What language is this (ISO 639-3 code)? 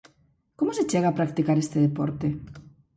glg